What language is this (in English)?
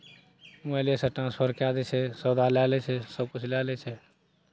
Maithili